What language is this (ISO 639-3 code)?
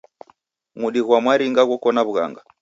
dav